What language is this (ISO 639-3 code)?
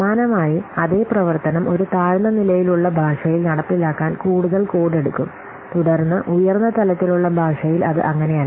mal